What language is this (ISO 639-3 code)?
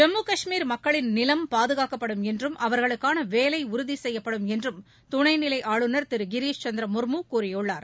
tam